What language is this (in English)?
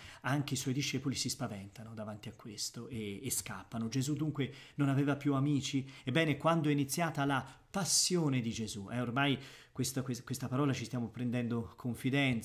Italian